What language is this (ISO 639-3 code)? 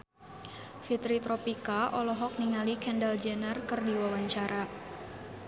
sun